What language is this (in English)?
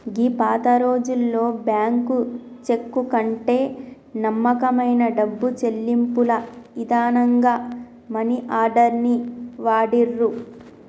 Telugu